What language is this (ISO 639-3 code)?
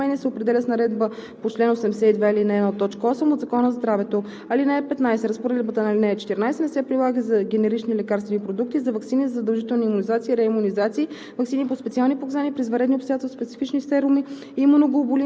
bul